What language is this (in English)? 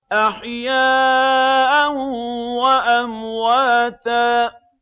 Arabic